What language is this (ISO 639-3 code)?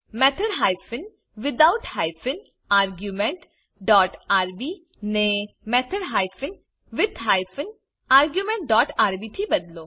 guj